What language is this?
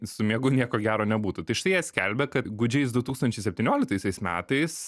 Lithuanian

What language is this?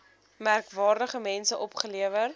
Afrikaans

